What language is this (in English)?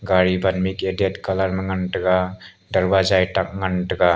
Wancho Naga